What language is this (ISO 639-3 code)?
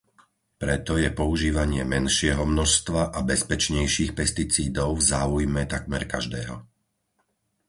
slk